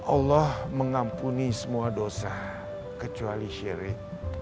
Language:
Indonesian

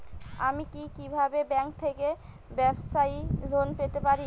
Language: Bangla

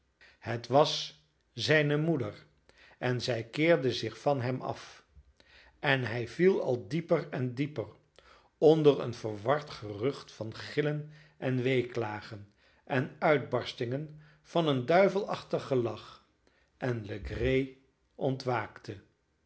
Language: Dutch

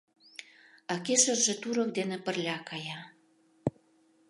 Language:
Mari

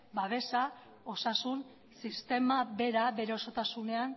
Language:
Basque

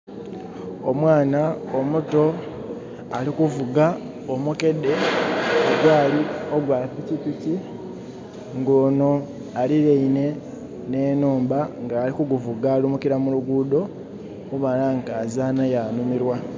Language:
Soga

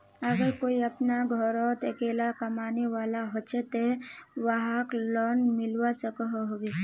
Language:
Magahi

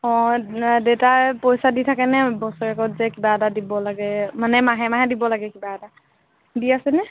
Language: Assamese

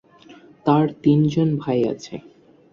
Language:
Bangla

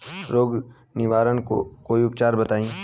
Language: Bhojpuri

